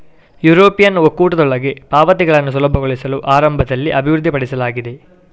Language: Kannada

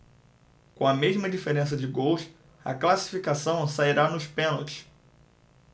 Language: Portuguese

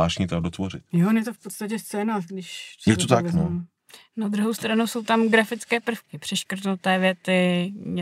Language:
Czech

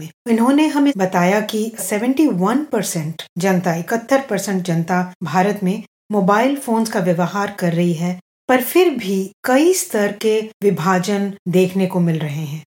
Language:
Hindi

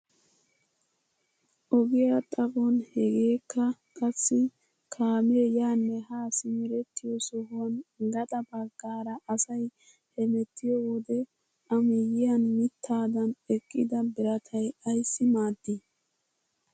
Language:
Wolaytta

